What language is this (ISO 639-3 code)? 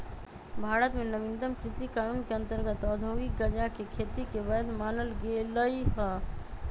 mag